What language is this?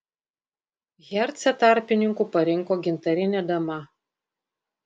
Lithuanian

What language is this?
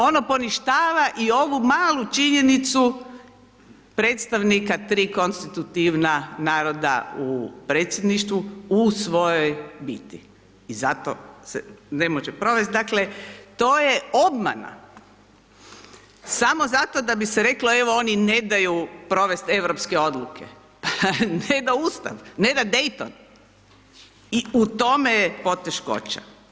Croatian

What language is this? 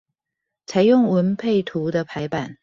Chinese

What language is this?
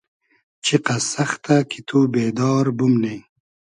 Hazaragi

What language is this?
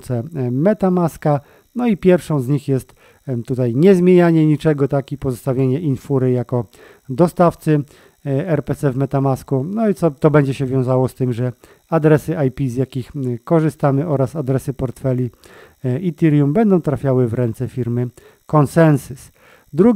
Polish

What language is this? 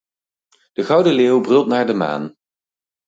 Dutch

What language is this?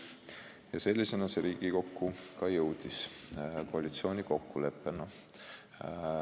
Estonian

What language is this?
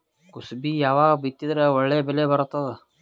Kannada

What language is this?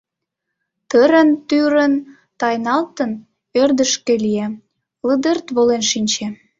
Mari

